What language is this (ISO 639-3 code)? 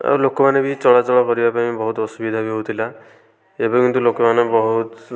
ori